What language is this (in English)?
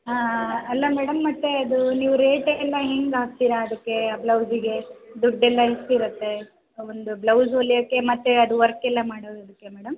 Kannada